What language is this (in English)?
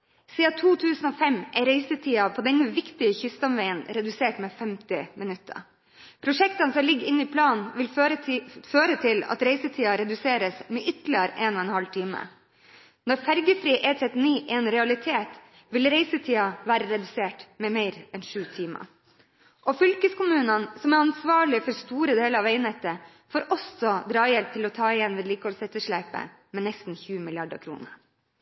Norwegian Bokmål